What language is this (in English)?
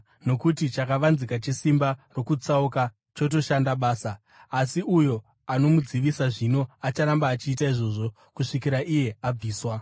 Shona